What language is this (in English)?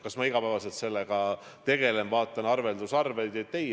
Estonian